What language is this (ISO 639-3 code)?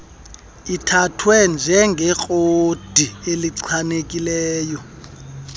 xho